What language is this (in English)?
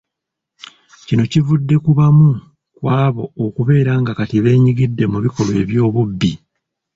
Ganda